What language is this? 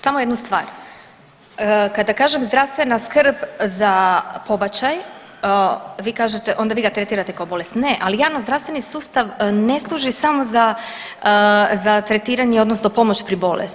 Croatian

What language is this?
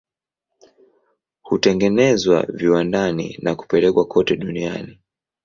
Swahili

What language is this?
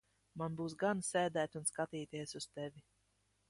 Latvian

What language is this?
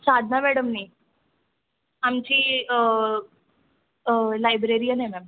Marathi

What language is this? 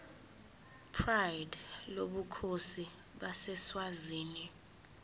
Zulu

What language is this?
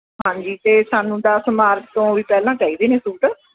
Punjabi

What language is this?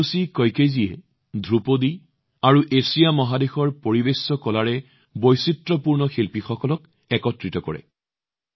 Assamese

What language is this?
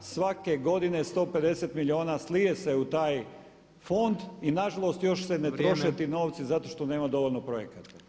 Croatian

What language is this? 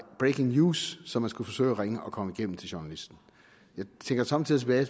Danish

